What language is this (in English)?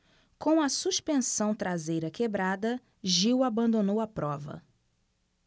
Portuguese